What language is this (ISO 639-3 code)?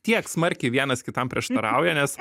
lit